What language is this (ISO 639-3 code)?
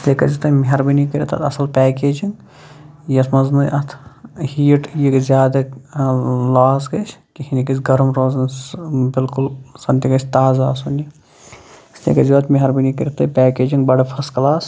kas